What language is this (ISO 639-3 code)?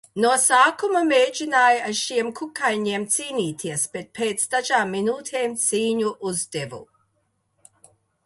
lav